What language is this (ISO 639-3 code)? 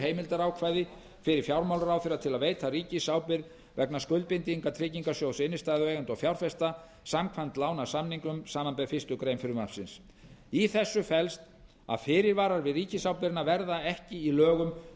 isl